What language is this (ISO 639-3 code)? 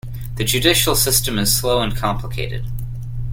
eng